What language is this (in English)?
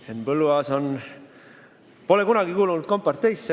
Estonian